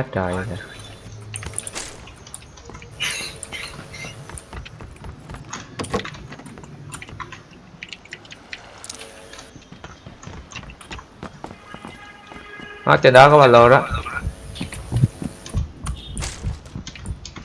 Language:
Vietnamese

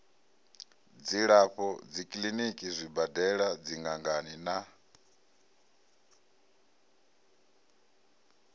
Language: Venda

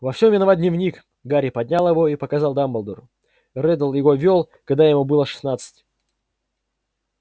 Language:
Russian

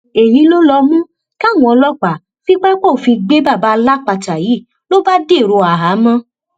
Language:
Yoruba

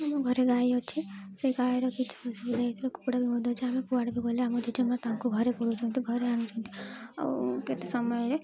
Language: Odia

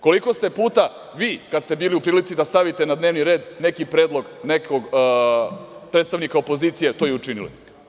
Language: Serbian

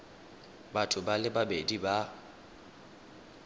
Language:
Tswana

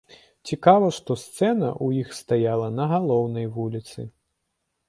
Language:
Belarusian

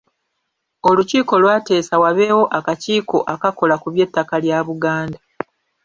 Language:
Ganda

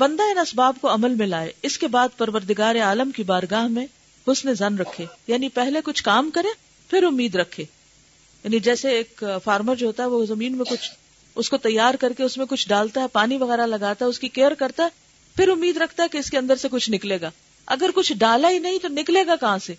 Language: Urdu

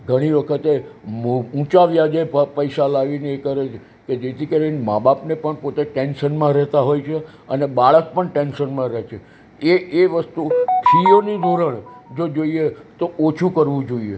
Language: Gujarati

